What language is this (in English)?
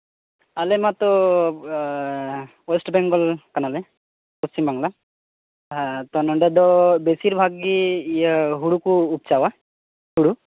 Santali